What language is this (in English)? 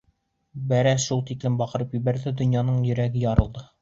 Bashkir